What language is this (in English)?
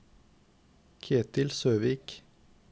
Norwegian